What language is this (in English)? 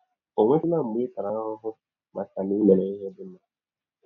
Igbo